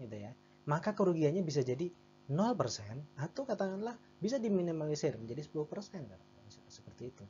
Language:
Indonesian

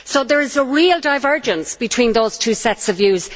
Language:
English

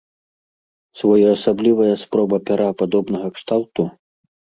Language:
Belarusian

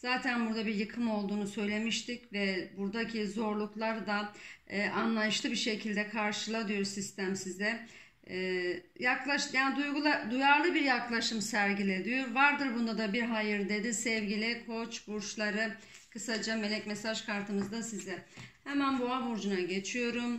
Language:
Turkish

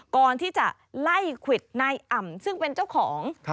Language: Thai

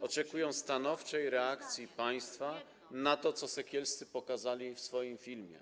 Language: Polish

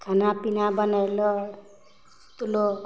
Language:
Maithili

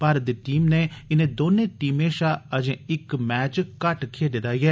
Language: Dogri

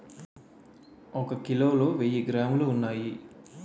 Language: Telugu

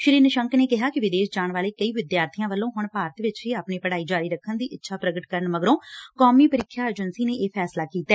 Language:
Punjabi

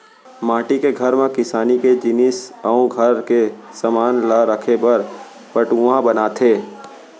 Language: Chhattisgarhi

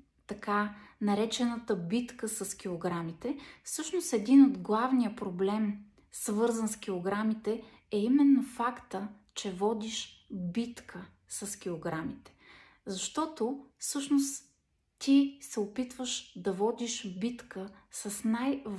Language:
Bulgarian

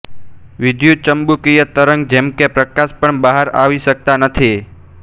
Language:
Gujarati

